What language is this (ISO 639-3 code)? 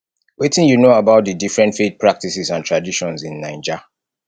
pcm